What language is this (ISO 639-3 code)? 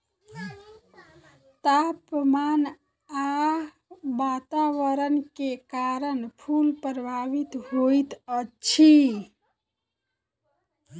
mai